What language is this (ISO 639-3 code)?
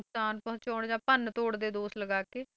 pan